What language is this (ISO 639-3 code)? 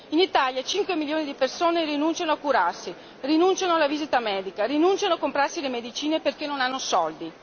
ita